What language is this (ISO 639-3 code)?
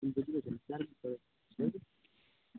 mai